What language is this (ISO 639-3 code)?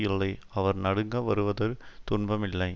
tam